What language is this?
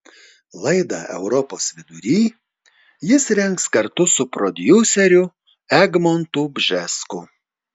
Lithuanian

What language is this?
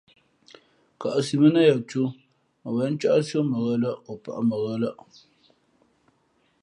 Fe'fe'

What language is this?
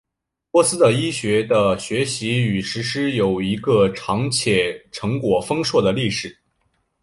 Chinese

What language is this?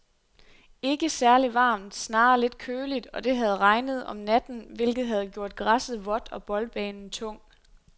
Danish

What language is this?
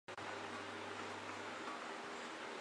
Chinese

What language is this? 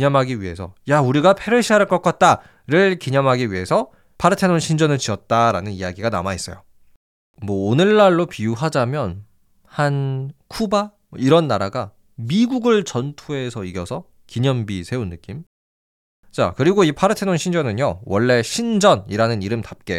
Korean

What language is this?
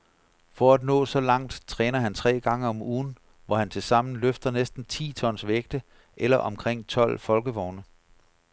Danish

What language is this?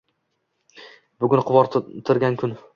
Uzbek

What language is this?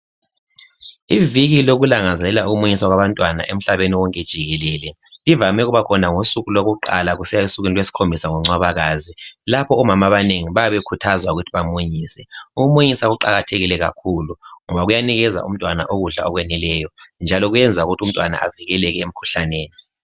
North Ndebele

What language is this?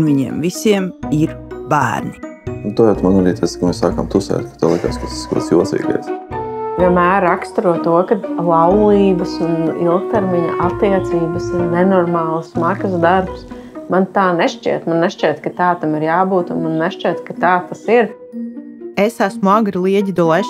Latvian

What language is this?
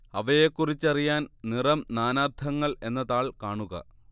Malayalam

